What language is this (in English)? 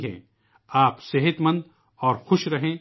Urdu